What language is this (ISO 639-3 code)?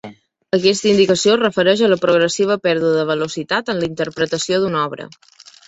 cat